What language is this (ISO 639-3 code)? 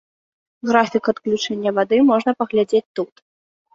bel